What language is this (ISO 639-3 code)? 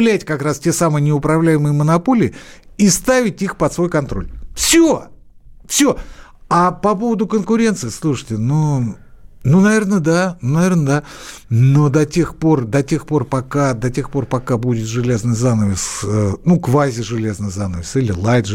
rus